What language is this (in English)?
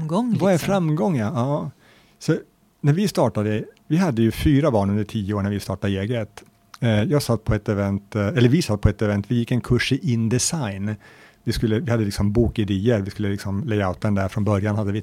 Swedish